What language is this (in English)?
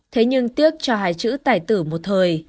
Vietnamese